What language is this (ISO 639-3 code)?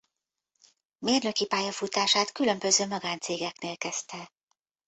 hun